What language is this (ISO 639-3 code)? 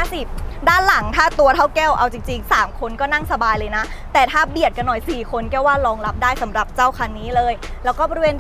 tha